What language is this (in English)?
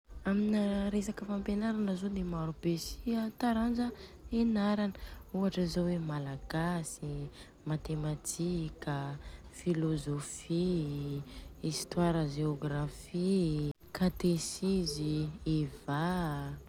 Southern Betsimisaraka Malagasy